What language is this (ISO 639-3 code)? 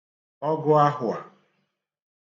ibo